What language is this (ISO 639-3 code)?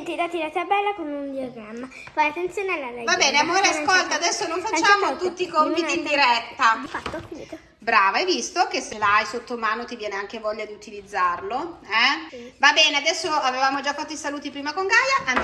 ita